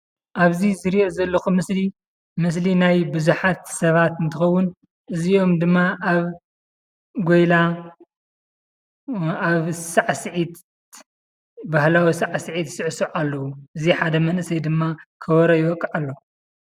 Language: Tigrinya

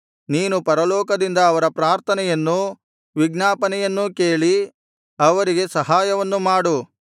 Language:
Kannada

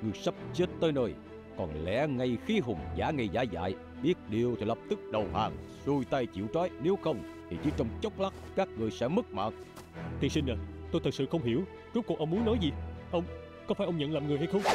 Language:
Vietnamese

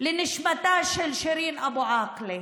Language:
Hebrew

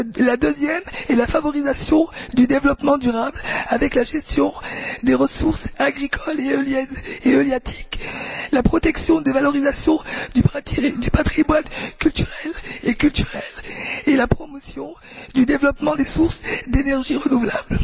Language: French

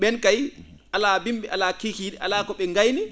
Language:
Fula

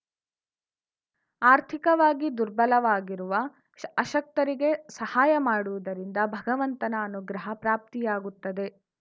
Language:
Kannada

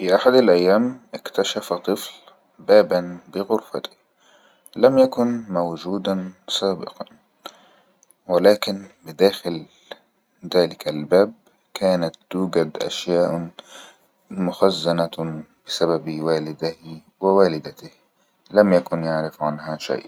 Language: Egyptian Arabic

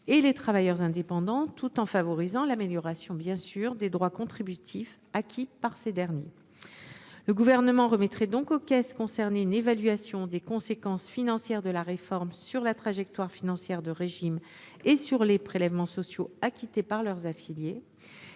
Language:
French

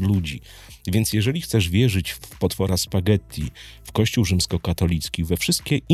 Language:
Polish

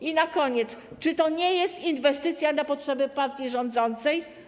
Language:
Polish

